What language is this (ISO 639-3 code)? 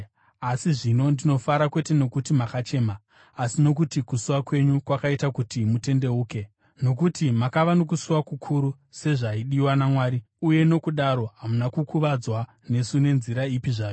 sna